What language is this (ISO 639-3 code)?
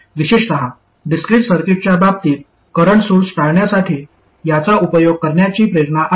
mar